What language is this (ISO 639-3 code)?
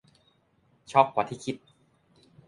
tha